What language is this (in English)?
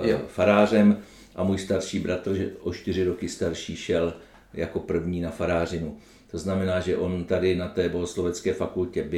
Czech